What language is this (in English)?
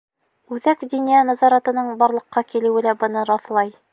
Bashkir